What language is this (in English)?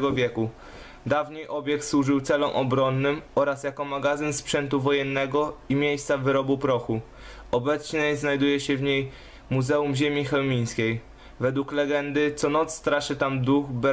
Polish